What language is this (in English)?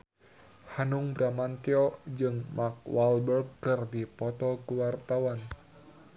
Sundanese